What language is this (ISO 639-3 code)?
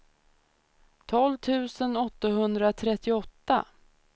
swe